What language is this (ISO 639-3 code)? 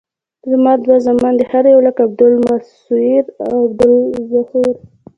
pus